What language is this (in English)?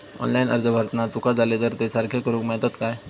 Marathi